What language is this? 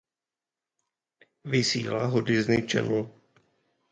Czech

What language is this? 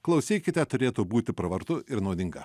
Lithuanian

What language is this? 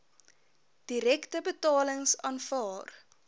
Afrikaans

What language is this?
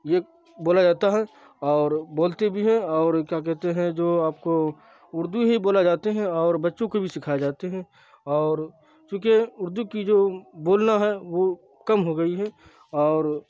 Urdu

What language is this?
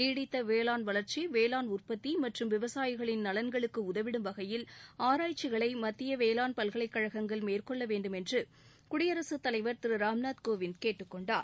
Tamil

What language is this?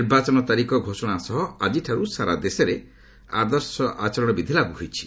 Odia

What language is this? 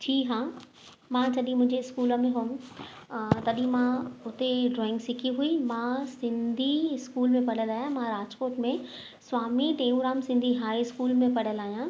Sindhi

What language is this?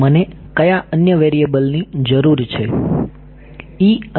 Gujarati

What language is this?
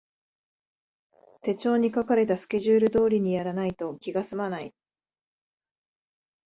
Japanese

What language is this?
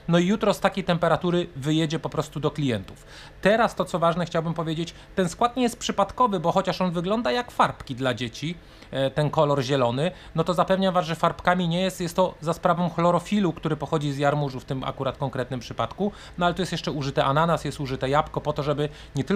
Polish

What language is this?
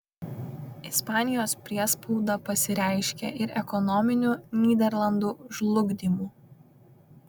Lithuanian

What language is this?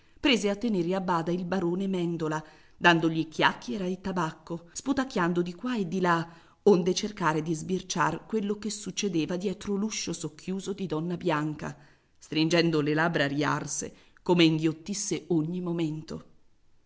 Italian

